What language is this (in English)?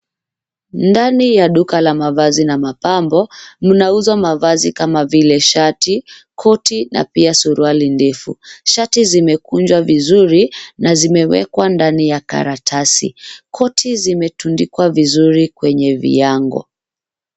Swahili